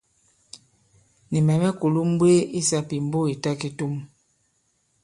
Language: Bankon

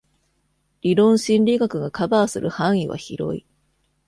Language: Japanese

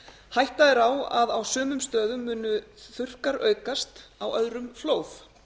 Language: Icelandic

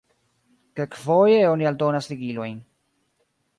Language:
Esperanto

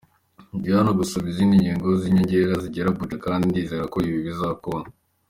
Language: Kinyarwanda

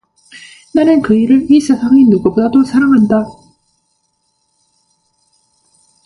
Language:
Korean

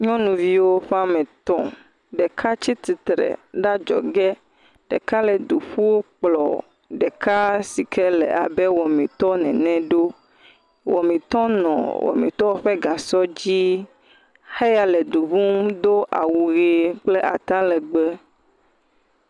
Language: Ewe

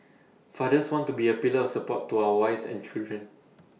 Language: English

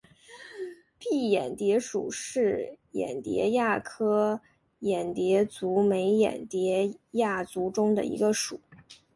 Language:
Chinese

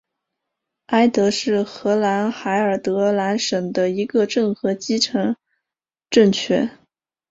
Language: Chinese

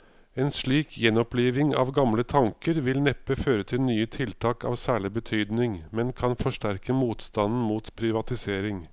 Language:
Norwegian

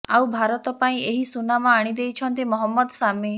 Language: Odia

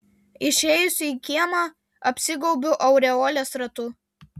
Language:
Lithuanian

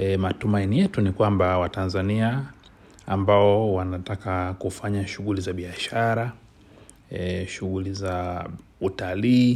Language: Swahili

